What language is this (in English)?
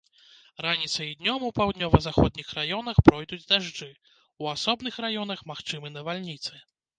Belarusian